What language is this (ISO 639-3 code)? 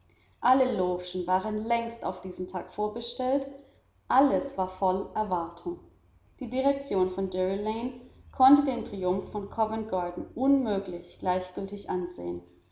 deu